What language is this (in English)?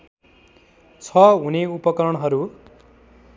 Nepali